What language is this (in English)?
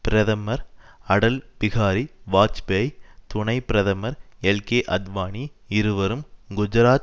Tamil